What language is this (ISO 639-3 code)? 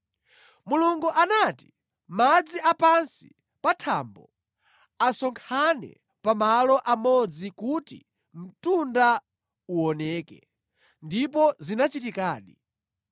nya